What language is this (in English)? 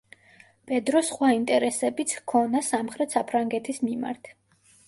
Georgian